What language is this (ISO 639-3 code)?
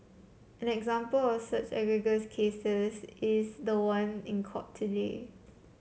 eng